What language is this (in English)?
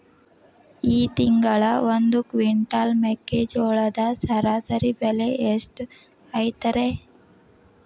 Kannada